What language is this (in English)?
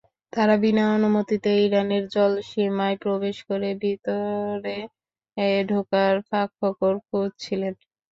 Bangla